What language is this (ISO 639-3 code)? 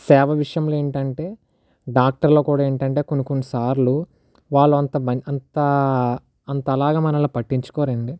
tel